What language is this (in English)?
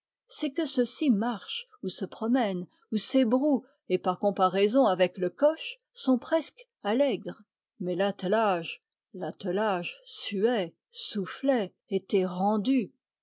French